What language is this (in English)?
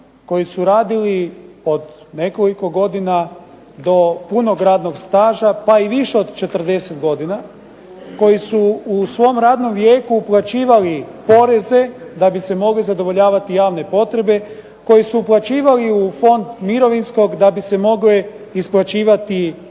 Croatian